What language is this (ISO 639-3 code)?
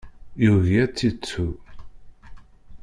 kab